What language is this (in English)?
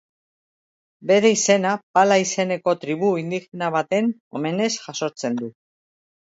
Basque